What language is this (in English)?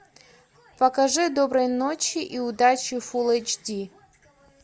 Russian